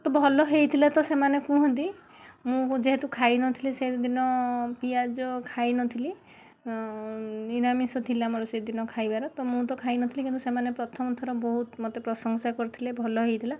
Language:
Odia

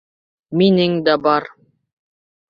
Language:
Bashkir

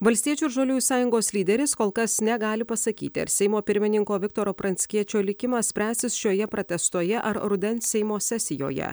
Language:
Lithuanian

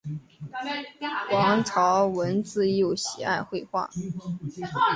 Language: Chinese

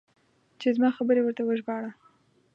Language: Pashto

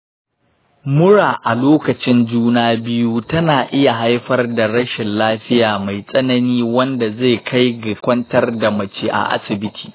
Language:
Hausa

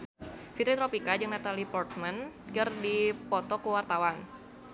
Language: Sundanese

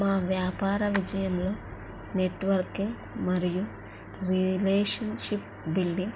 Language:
Telugu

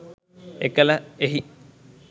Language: Sinhala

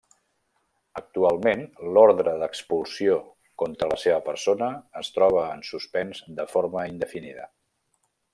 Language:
Catalan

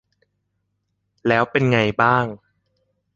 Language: Thai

